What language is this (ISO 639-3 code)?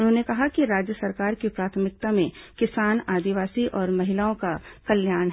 hin